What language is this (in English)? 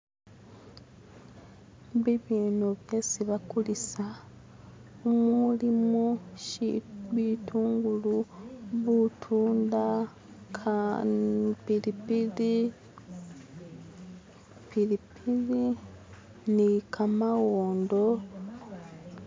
Masaaba